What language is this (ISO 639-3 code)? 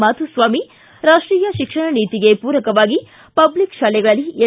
kan